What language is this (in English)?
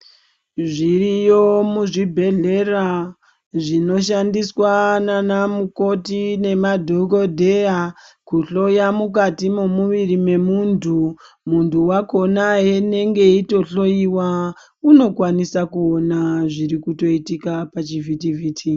Ndau